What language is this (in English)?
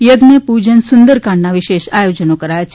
Gujarati